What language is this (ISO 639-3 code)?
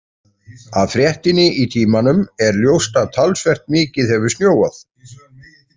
isl